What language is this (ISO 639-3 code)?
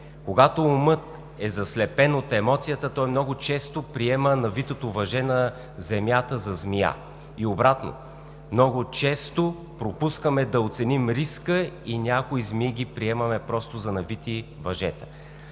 bul